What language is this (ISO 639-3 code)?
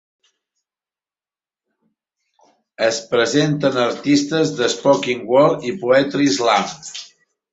cat